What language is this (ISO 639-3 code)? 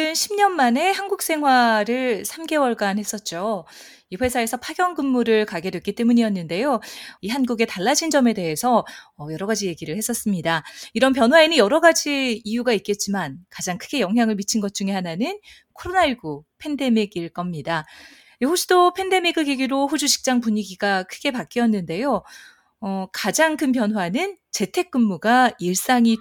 kor